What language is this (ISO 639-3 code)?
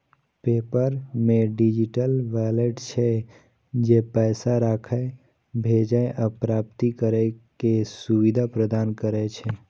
mai